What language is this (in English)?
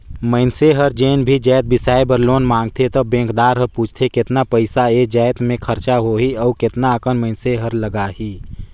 Chhattisgarhi